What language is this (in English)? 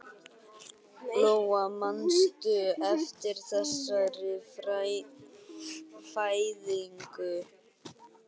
Icelandic